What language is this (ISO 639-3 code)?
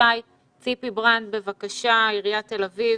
heb